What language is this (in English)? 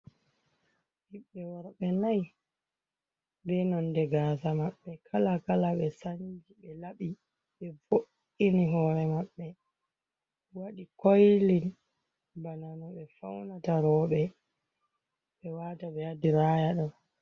Fula